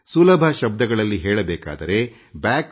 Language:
Kannada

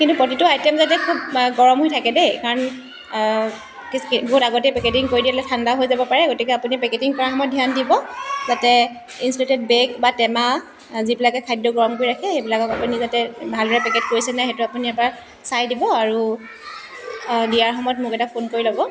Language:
Assamese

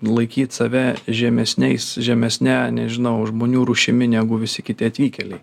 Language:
Lithuanian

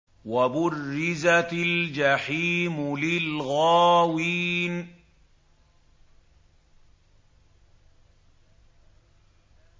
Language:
Arabic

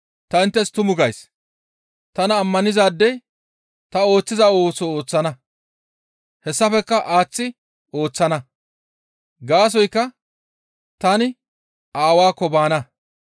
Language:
Gamo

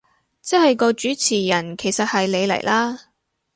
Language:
Cantonese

